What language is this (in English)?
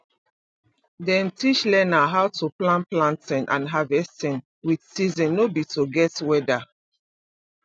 Nigerian Pidgin